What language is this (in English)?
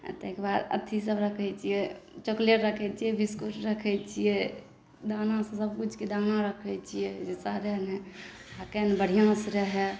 Maithili